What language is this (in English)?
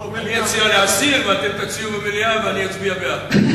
Hebrew